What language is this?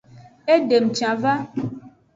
Aja (Benin)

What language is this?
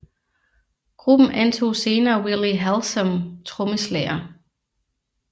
Danish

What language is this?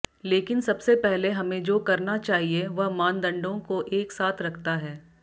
Hindi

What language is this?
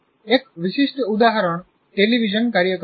Gujarati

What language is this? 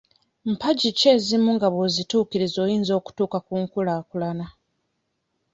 Ganda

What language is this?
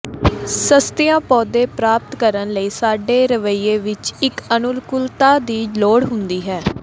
Punjabi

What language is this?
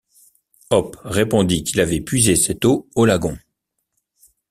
French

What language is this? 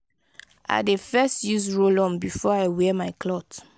Nigerian Pidgin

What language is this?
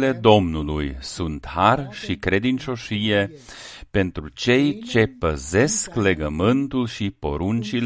Romanian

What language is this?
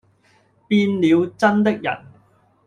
Cantonese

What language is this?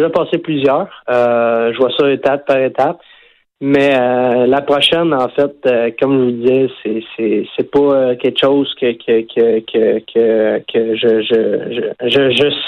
French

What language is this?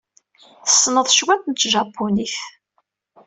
Kabyle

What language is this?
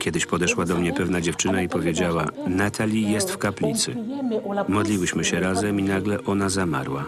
Polish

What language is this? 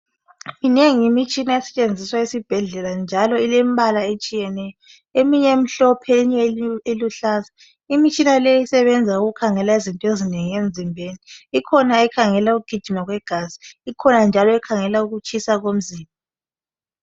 North Ndebele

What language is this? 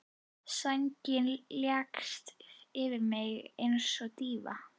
Icelandic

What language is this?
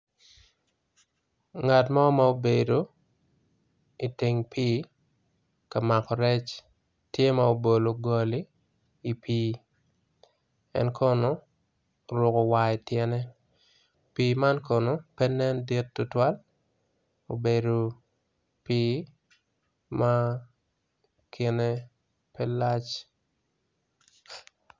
Acoli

